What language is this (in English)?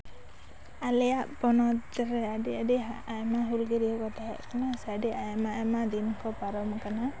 Santali